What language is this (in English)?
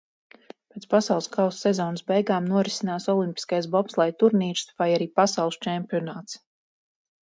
Latvian